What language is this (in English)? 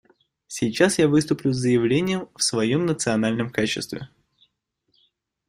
Russian